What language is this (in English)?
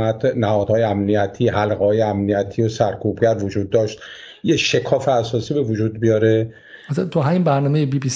Persian